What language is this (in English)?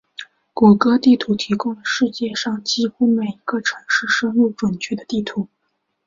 Chinese